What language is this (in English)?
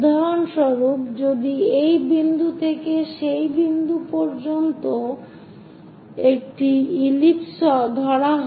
Bangla